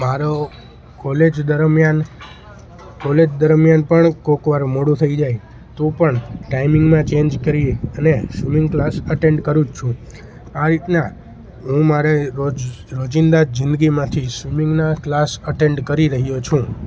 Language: Gujarati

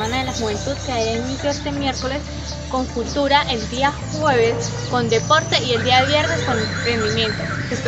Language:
Spanish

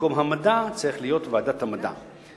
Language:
Hebrew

